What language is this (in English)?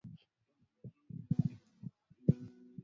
Swahili